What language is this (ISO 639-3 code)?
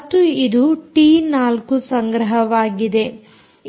kan